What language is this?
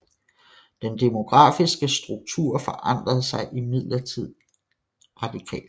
Danish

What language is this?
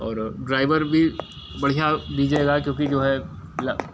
Hindi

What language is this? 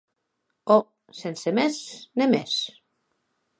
Occitan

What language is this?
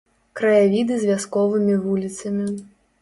Belarusian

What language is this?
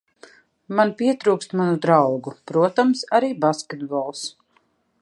Latvian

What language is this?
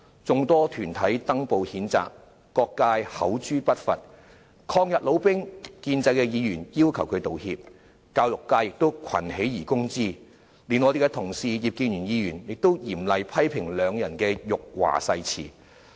Cantonese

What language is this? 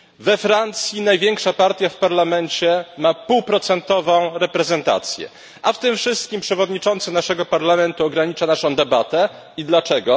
Polish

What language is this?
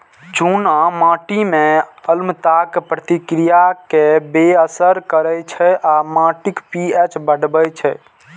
Maithili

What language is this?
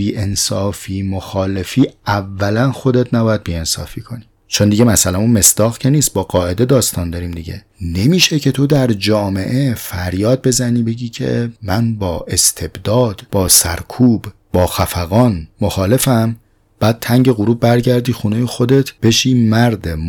Persian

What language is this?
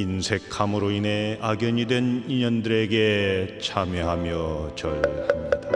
Korean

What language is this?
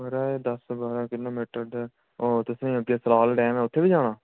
Dogri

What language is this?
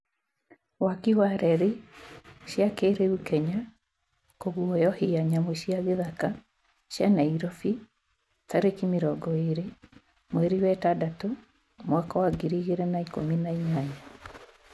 Kikuyu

